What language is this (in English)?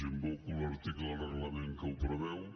Catalan